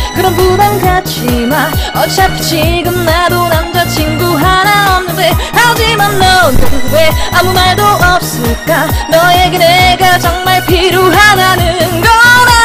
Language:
Korean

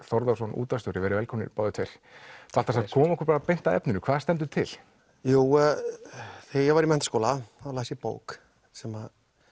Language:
Icelandic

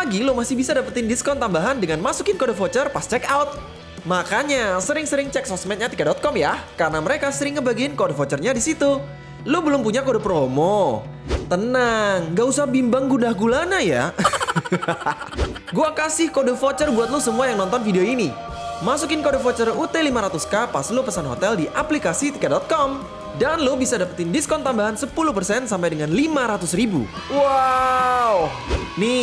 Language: Indonesian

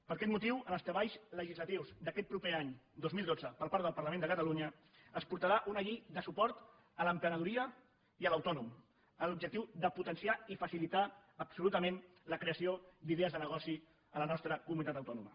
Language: Catalan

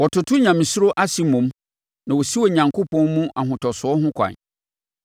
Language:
Akan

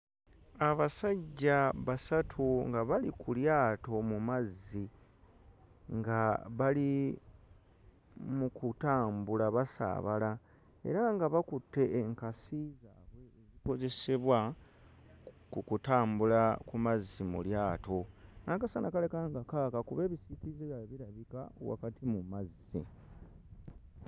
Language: Ganda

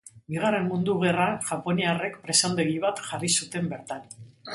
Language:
Basque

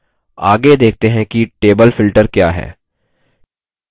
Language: Hindi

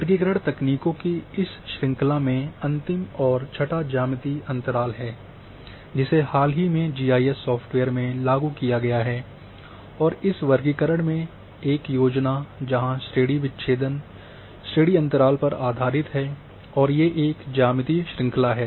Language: Hindi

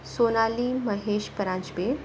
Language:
Marathi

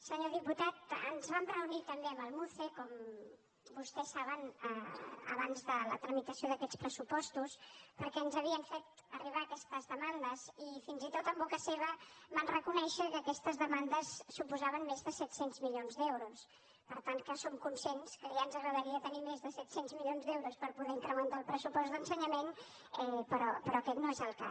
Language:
Catalan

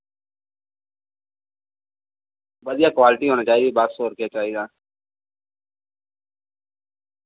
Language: Dogri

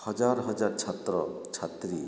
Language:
Odia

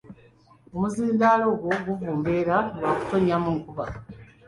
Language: Ganda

